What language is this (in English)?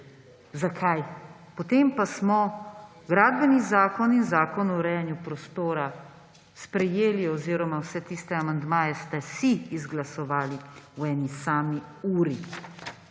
Slovenian